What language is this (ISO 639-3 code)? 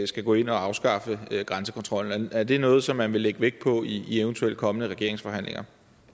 dan